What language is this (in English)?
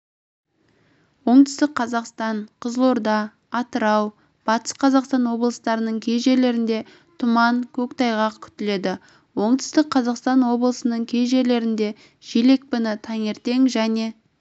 Kazakh